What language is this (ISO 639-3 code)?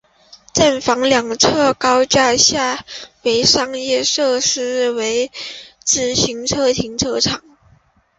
zho